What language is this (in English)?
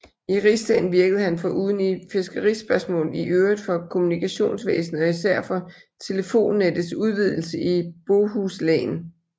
Danish